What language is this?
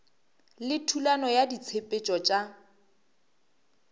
Northern Sotho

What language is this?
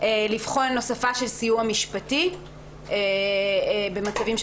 Hebrew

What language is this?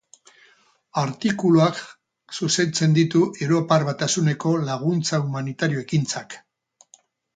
Basque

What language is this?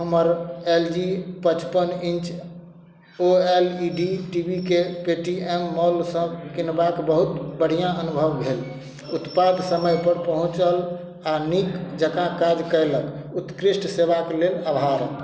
Maithili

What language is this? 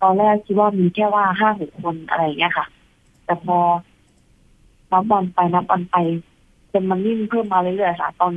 Thai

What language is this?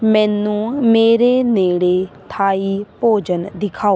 Punjabi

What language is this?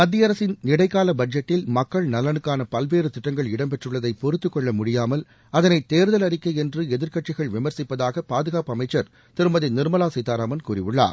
Tamil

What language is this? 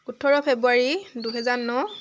Assamese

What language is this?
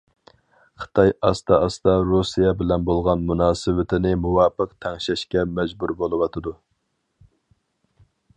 Uyghur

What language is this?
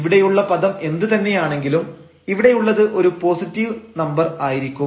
Malayalam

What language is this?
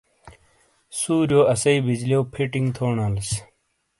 Shina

